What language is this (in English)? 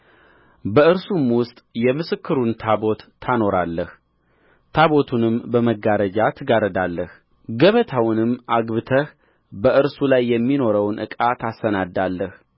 Amharic